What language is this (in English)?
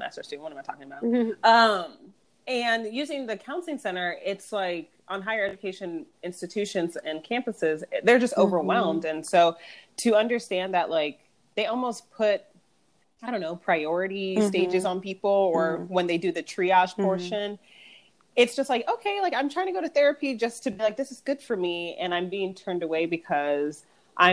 English